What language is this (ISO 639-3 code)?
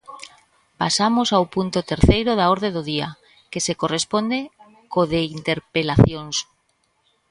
glg